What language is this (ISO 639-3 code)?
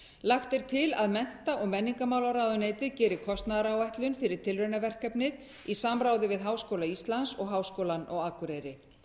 isl